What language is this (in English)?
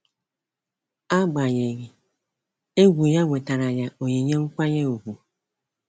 Igbo